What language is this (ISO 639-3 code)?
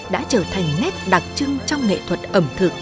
vie